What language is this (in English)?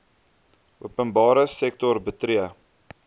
Afrikaans